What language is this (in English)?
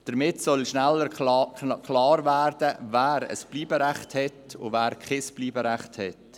Swiss German